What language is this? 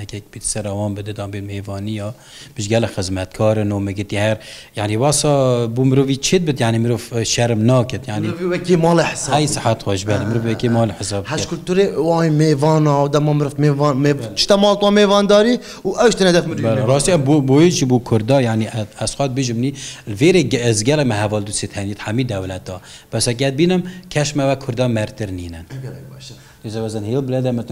Arabic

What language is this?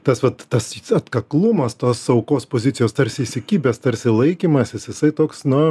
Lithuanian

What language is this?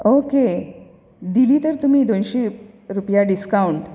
Konkani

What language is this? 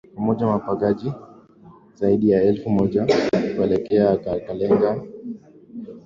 Swahili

